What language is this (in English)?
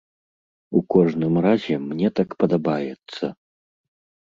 Belarusian